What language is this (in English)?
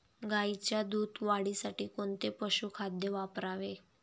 Marathi